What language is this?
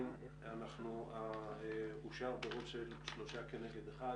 Hebrew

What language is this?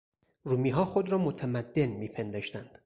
Persian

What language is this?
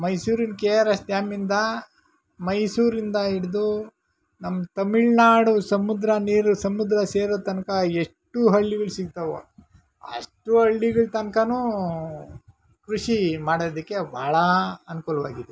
Kannada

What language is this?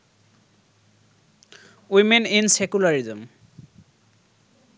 Bangla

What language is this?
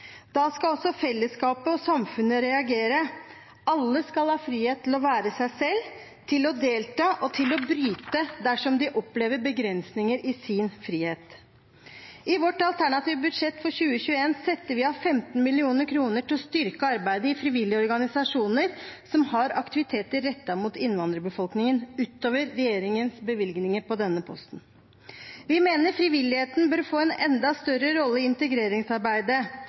Norwegian Bokmål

